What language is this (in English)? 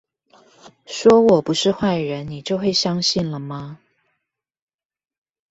Chinese